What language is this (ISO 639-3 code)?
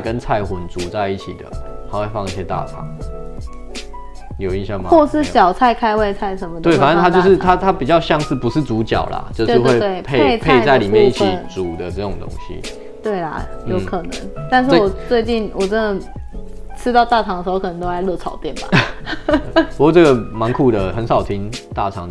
zho